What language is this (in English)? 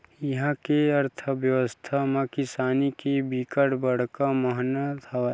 Chhattisgarhi